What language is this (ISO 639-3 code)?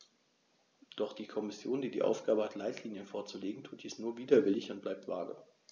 deu